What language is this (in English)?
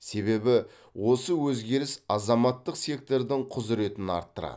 Kazakh